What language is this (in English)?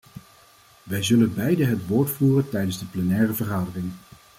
Dutch